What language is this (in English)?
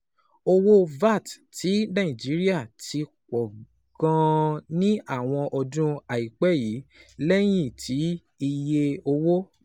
Yoruba